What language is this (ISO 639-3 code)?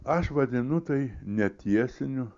lit